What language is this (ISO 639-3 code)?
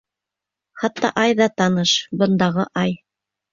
bak